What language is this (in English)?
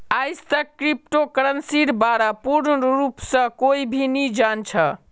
Magahi